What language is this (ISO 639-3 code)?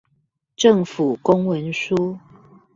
zho